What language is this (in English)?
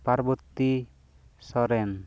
Santali